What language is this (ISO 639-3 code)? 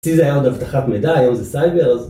heb